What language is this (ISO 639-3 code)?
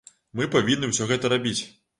bel